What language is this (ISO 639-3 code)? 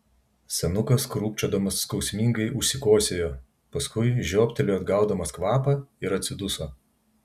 lit